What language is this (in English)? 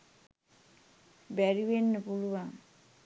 Sinhala